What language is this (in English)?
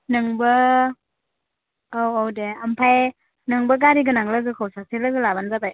Bodo